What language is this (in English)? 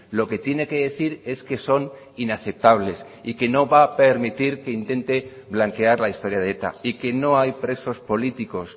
Spanish